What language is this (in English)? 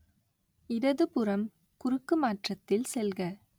Tamil